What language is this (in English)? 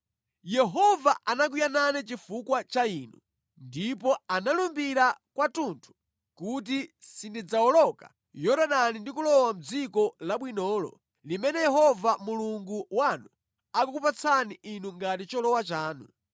Nyanja